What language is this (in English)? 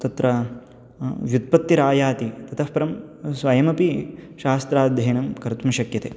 Sanskrit